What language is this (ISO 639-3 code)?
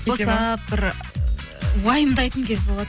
kaz